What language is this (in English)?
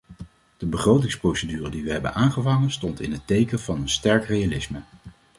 Dutch